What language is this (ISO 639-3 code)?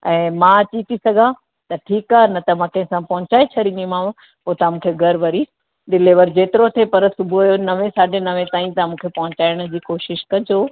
snd